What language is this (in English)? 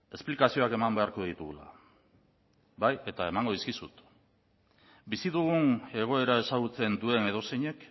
Basque